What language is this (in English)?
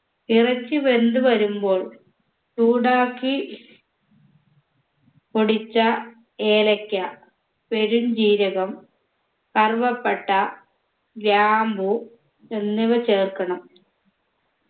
Malayalam